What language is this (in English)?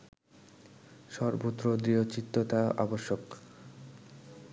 Bangla